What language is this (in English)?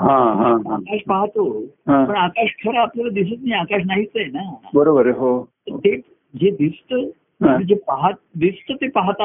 Marathi